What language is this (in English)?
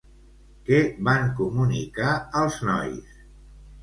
Catalan